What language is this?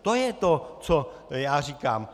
Czech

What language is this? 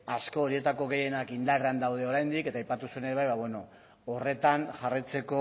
Basque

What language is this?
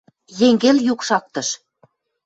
Western Mari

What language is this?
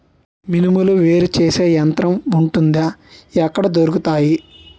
Telugu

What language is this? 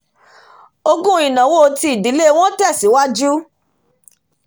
Yoruba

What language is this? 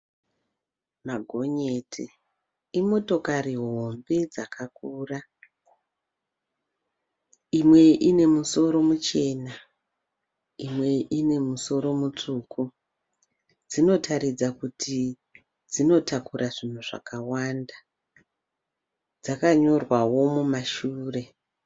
Shona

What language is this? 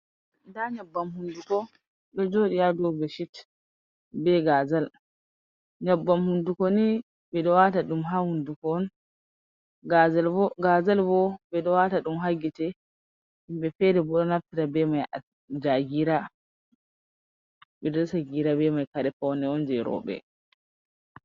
Fula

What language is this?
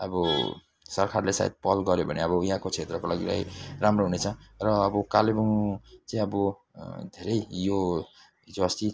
Nepali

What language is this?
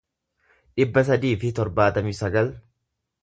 Oromo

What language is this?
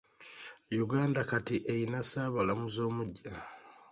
Ganda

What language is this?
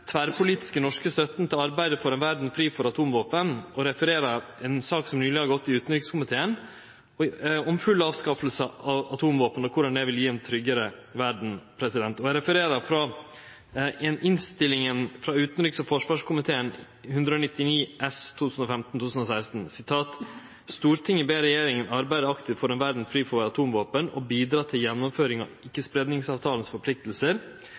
Norwegian Nynorsk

